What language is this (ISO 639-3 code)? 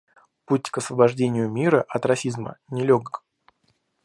rus